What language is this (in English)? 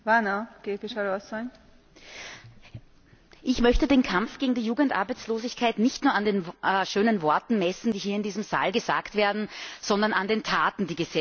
German